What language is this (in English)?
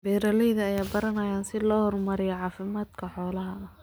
Somali